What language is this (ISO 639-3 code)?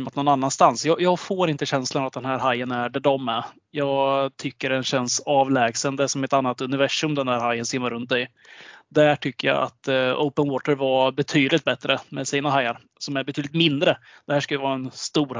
swe